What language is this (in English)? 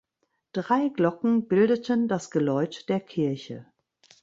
German